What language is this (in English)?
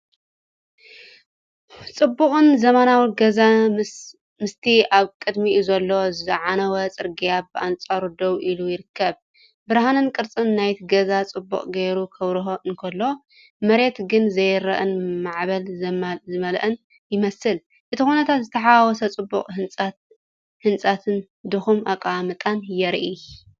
Tigrinya